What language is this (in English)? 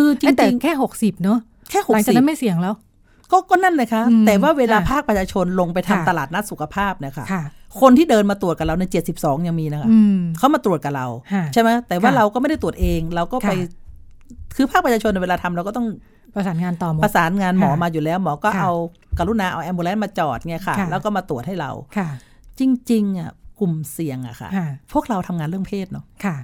Thai